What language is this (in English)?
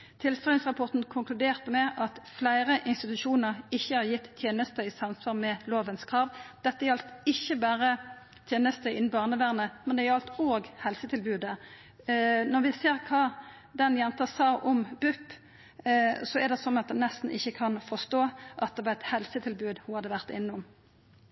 Norwegian Nynorsk